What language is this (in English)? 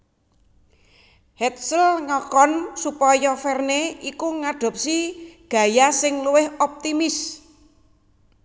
Javanese